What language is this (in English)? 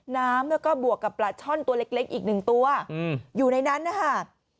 Thai